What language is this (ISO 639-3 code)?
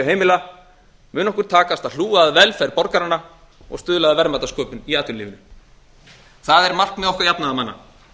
isl